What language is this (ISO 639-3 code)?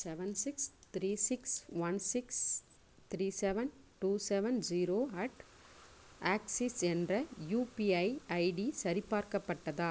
tam